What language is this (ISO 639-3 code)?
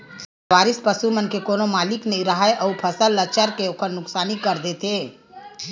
hne